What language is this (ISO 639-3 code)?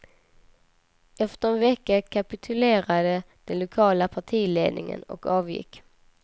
swe